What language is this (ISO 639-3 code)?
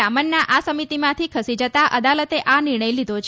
guj